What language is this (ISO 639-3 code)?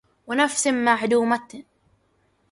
ara